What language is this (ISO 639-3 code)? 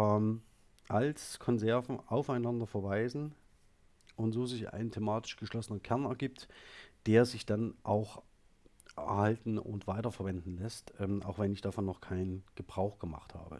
deu